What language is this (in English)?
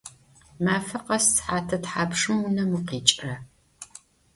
Adyghe